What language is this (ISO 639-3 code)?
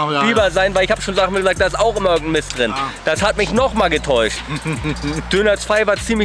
deu